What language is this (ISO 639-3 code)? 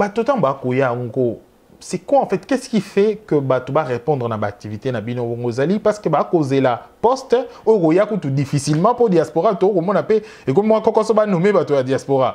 fra